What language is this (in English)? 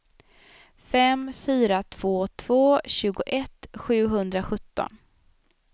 Swedish